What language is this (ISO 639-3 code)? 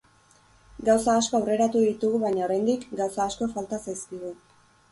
eus